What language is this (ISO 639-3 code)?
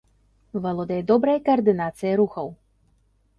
bel